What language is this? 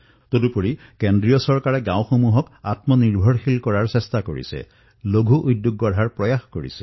Assamese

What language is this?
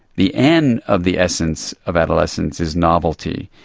English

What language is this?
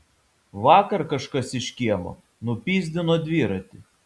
Lithuanian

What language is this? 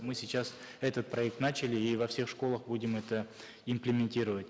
Kazakh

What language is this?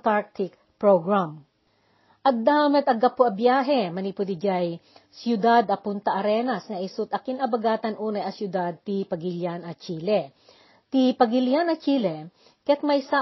Filipino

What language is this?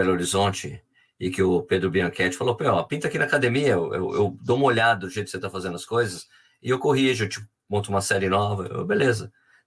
Portuguese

